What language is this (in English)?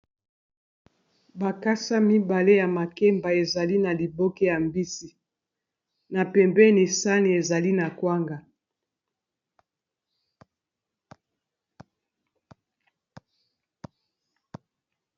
Lingala